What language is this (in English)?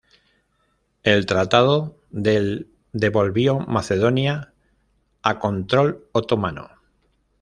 Spanish